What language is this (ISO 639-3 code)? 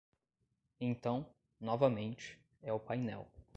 por